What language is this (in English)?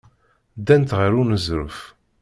Kabyle